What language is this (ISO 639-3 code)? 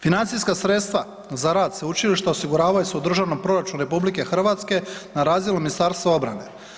hrv